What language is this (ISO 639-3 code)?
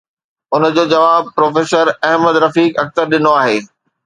snd